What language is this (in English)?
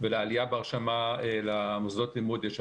Hebrew